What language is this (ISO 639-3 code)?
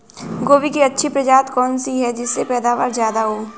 hin